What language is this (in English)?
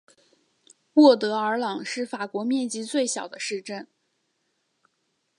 Chinese